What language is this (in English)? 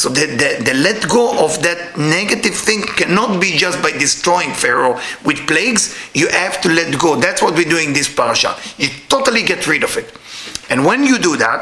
English